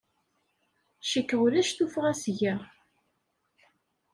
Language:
Kabyle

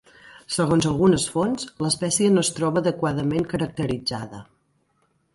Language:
Catalan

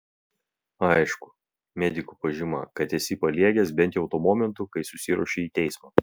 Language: Lithuanian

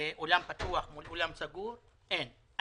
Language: Hebrew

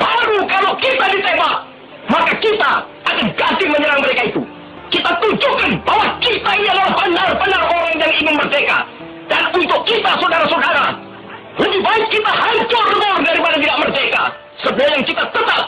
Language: Indonesian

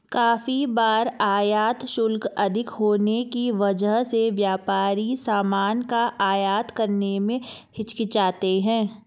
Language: Hindi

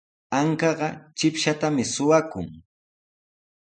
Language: Sihuas Ancash Quechua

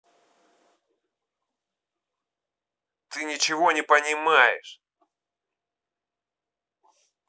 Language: Russian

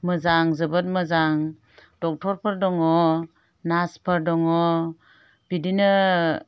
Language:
Bodo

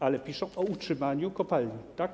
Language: Polish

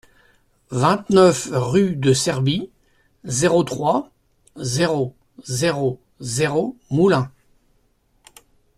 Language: French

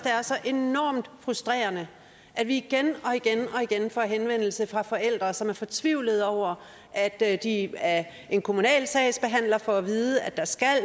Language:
Danish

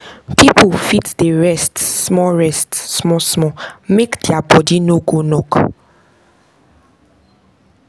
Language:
Nigerian Pidgin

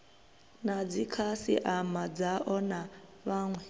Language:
Venda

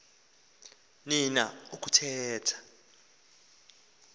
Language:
Xhosa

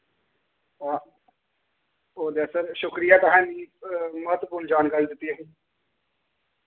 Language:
Dogri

